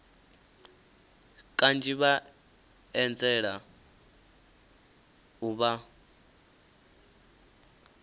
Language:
Venda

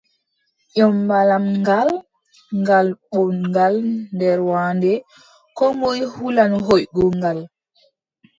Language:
Adamawa Fulfulde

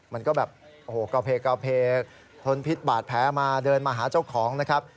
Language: Thai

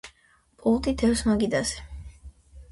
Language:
Georgian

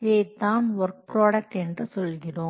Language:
Tamil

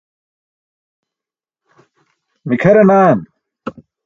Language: Burushaski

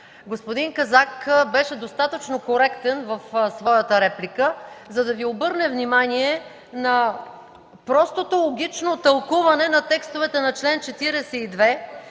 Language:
Bulgarian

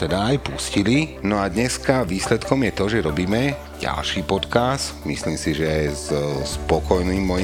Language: Slovak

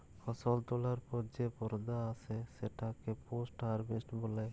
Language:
Bangla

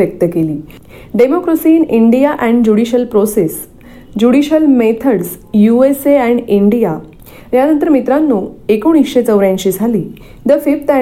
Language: Marathi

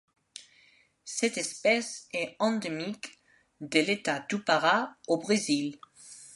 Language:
French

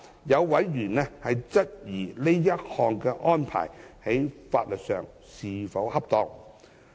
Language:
Cantonese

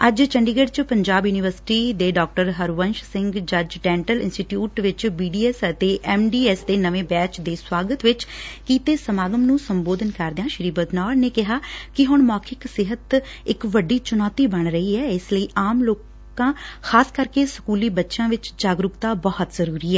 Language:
Punjabi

